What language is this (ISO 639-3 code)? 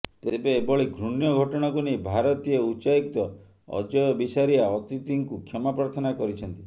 ori